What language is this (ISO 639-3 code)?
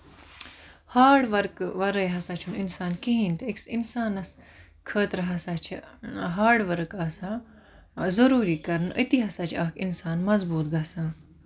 kas